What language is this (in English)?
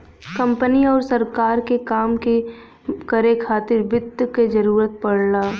Bhojpuri